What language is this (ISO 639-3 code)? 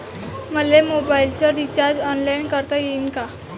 mar